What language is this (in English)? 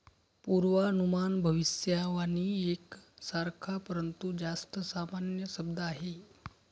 Marathi